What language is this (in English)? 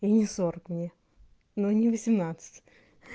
Russian